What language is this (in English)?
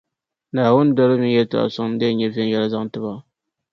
Dagbani